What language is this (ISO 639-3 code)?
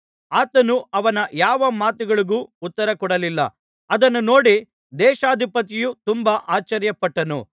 kan